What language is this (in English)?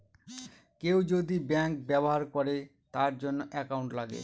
Bangla